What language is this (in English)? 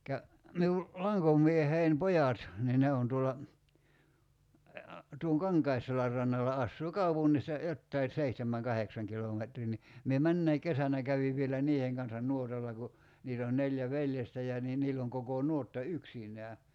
Finnish